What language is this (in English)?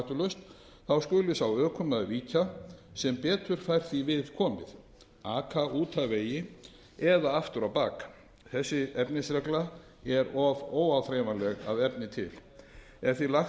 Icelandic